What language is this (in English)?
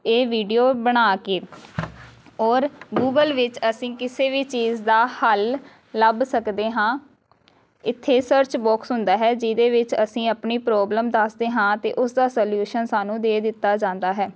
Punjabi